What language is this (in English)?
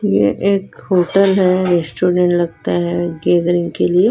Hindi